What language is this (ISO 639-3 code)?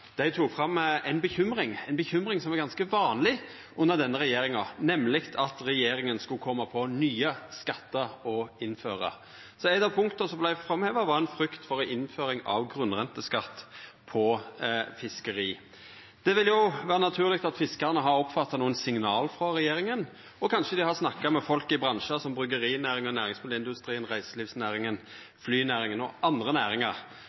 nno